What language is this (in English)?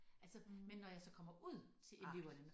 Danish